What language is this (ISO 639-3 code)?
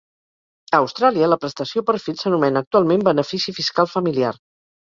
cat